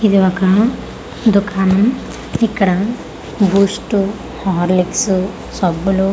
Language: Telugu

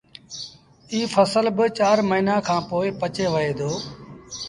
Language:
Sindhi Bhil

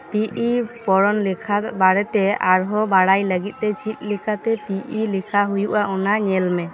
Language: Santali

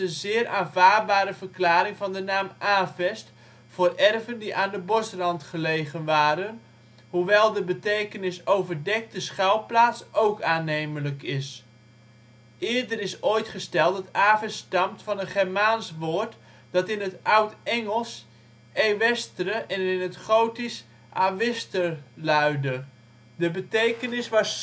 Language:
Dutch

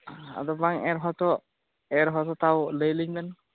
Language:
Santali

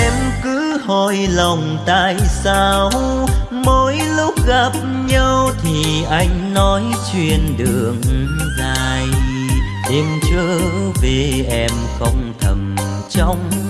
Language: Vietnamese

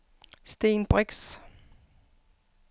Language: Danish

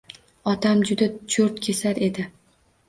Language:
Uzbek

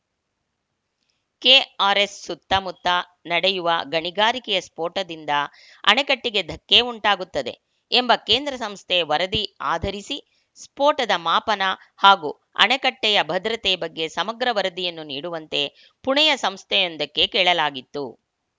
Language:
Kannada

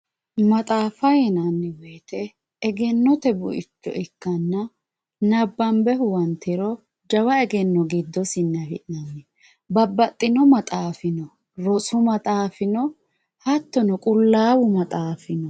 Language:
Sidamo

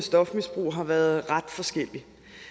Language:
Danish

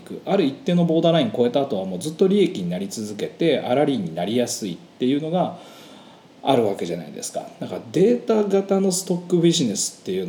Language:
Japanese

